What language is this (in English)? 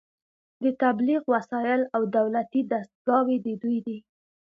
Pashto